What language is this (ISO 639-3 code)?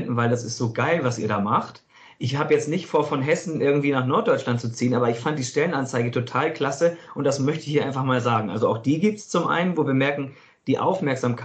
deu